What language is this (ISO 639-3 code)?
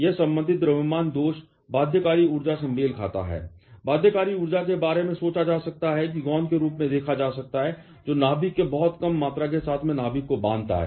hin